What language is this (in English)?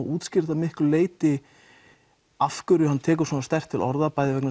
Icelandic